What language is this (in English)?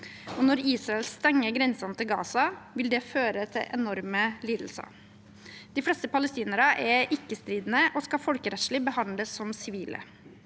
Norwegian